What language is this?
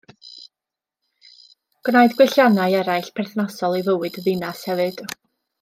Welsh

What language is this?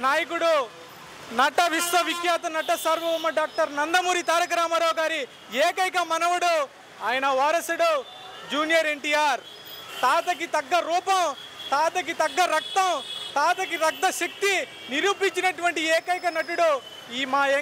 Telugu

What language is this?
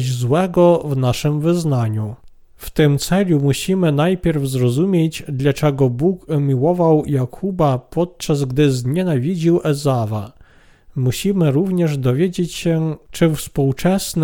Polish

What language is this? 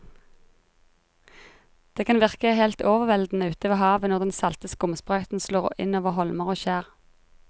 Norwegian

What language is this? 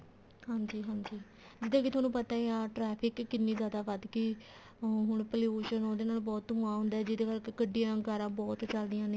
Punjabi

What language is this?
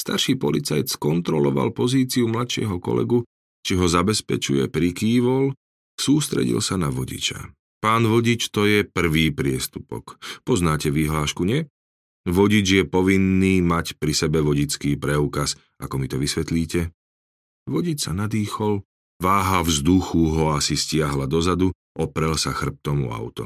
Slovak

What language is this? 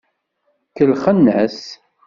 Kabyle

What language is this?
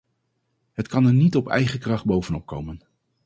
Dutch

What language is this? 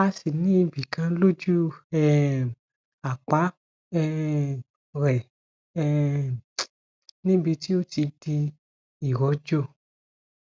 Yoruba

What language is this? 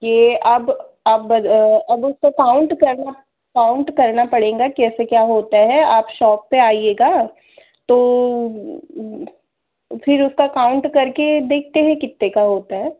Hindi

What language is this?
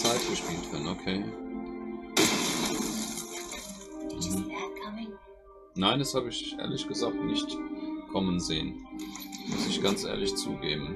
German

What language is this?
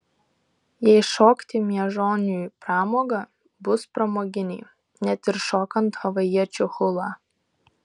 Lithuanian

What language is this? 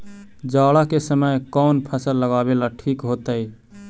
Magahi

